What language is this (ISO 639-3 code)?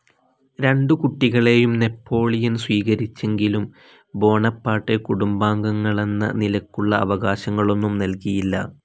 mal